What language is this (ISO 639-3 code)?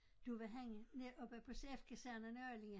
dan